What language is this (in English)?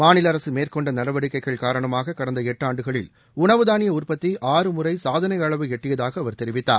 Tamil